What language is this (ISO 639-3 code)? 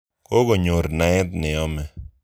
kln